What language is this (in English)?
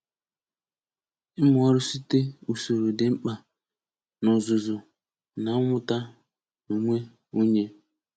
Igbo